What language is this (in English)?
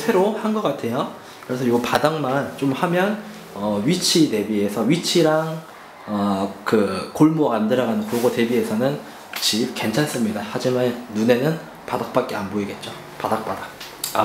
Korean